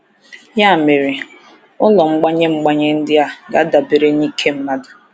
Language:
Igbo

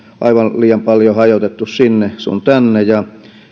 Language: Finnish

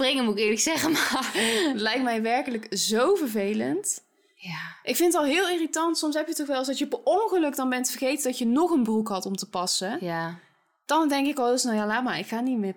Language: Dutch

